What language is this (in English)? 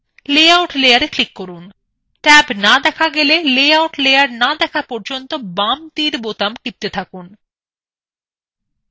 Bangla